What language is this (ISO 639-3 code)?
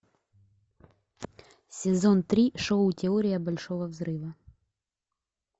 rus